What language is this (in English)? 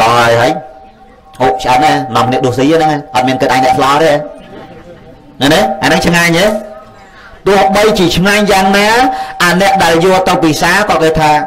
Vietnamese